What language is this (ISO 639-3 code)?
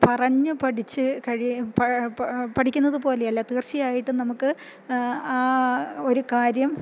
mal